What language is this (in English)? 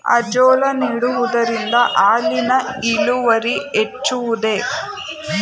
Kannada